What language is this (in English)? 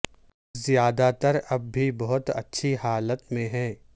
Urdu